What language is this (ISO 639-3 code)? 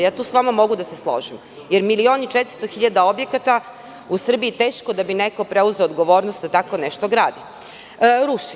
srp